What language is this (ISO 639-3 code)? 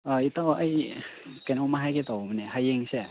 mni